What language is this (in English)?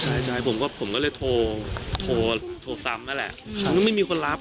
Thai